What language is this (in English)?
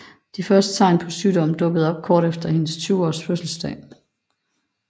Danish